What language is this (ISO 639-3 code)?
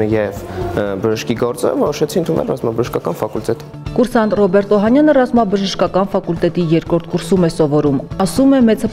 ron